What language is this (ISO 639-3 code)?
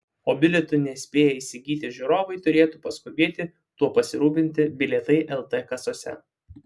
lit